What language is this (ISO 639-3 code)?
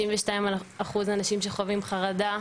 heb